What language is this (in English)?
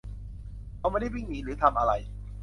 Thai